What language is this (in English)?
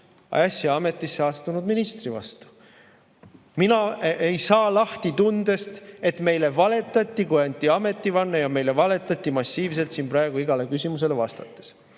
Estonian